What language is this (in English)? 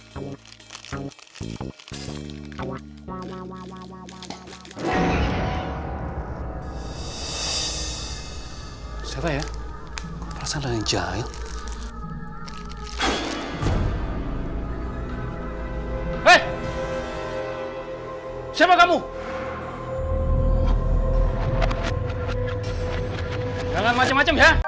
Indonesian